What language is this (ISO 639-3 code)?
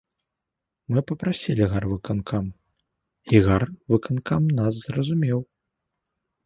bel